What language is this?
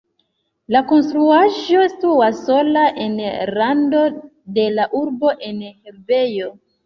Esperanto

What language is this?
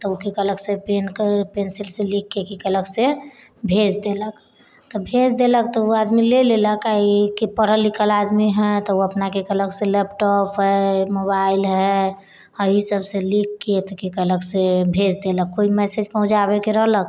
Maithili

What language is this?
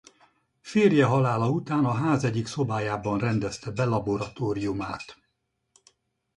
Hungarian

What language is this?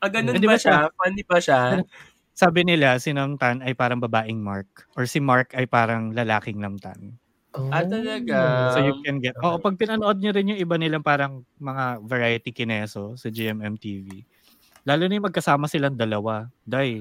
Filipino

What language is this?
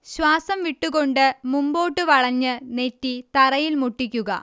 Malayalam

